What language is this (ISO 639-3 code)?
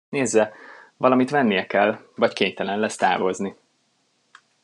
hun